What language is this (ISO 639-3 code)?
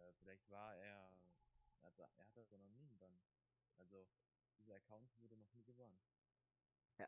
deu